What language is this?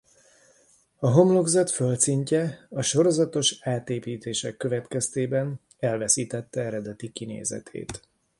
Hungarian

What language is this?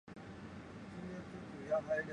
Chinese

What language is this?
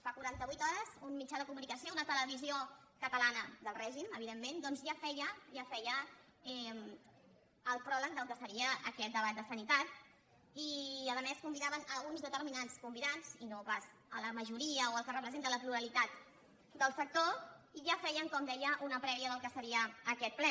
Catalan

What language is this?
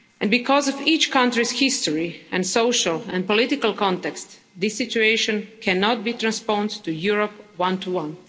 English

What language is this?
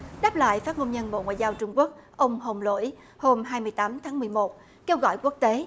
Vietnamese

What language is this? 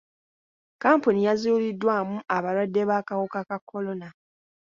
Ganda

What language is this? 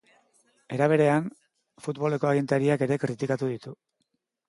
Basque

